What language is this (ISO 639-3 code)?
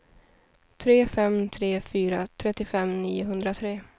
swe